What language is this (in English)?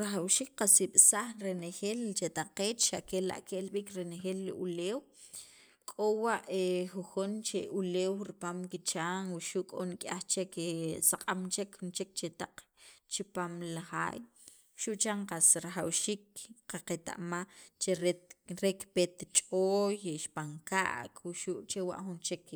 Sacapulteco